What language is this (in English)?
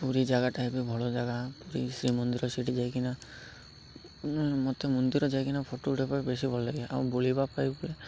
Odia